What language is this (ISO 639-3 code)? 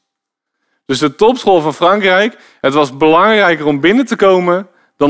nld